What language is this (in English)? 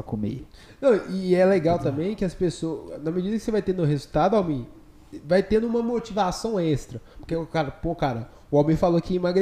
Portuguese